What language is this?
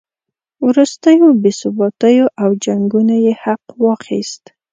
Pashto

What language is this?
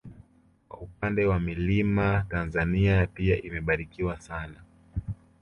Swahili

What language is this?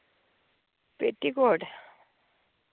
Dogri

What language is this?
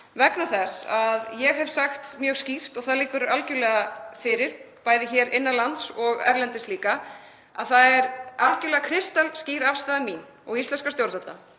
Icelandic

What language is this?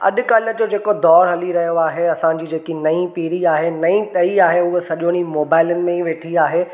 Sindhi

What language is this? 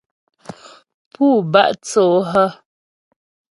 Ghomala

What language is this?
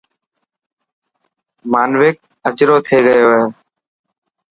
Dhatki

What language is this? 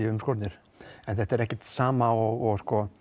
Icelandic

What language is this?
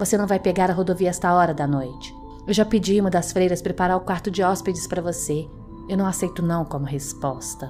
Portuguese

